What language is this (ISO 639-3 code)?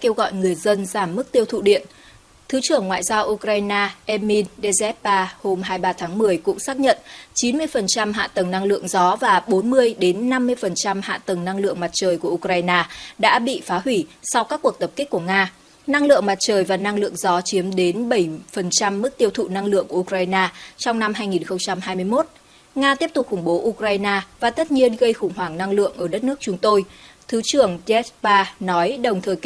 vie